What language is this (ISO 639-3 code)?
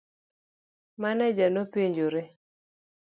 luo